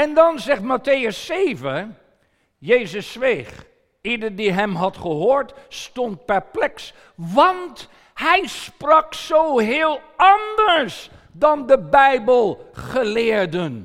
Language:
Dutch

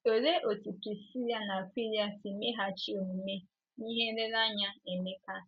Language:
Igbo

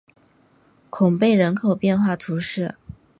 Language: Chinese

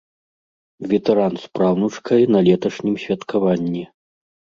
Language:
Belarusian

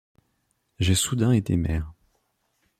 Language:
French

